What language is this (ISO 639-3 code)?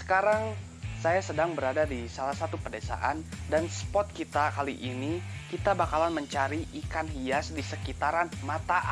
ind